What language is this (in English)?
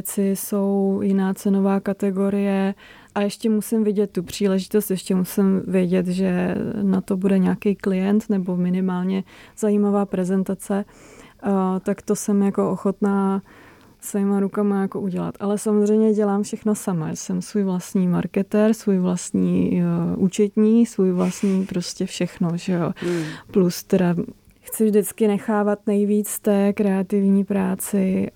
Czech